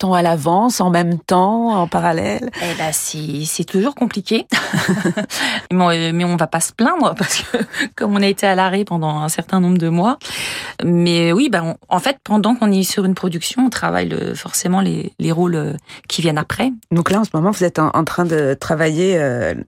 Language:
French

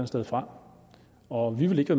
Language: Danish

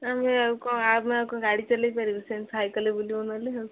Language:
Odia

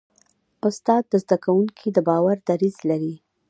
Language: Pashto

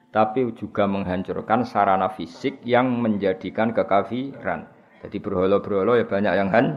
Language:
Malay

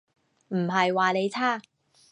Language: Cantonese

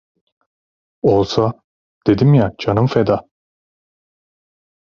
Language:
Turkish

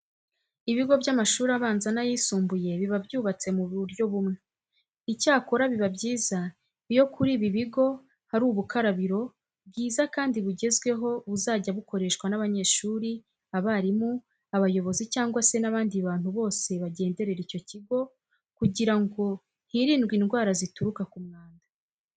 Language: Kinyarwanda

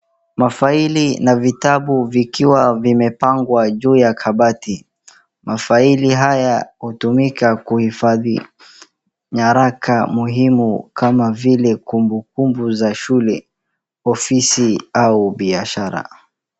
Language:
Swahili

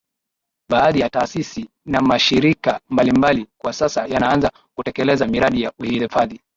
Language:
Swahili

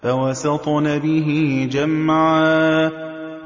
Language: Arabic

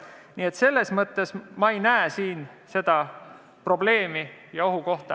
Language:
Estonian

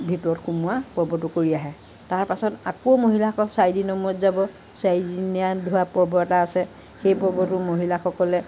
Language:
Assamese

